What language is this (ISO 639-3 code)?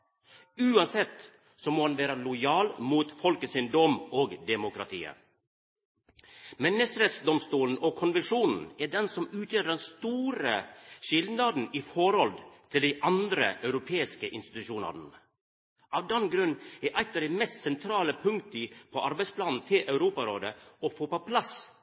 nno